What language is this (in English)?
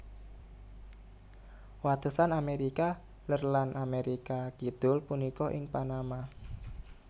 Javanese